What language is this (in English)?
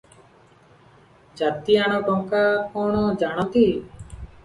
Odia